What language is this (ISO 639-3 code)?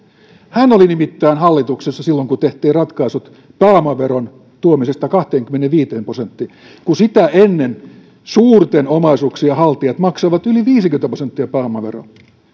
fin